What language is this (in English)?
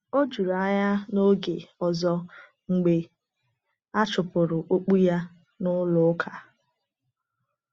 Igbo